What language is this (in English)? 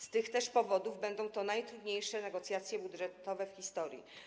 Polish